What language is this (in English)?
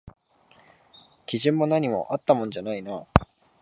Japanese